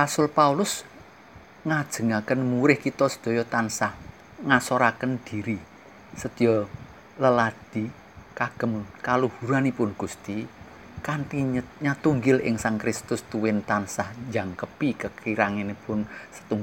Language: Indonesian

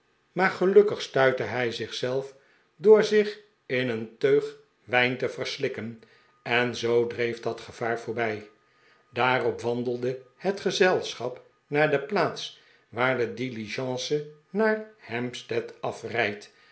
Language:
Dutch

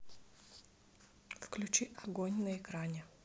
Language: Russian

